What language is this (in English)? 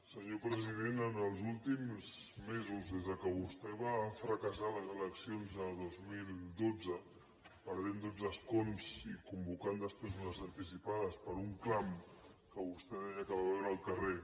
Catalan